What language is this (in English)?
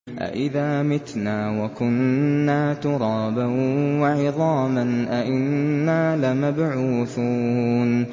Arabic